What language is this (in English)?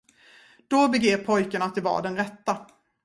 Swedish